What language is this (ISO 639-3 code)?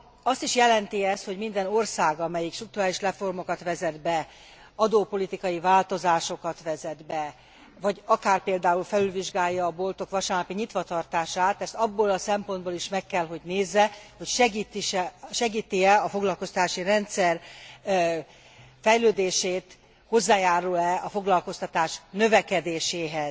hun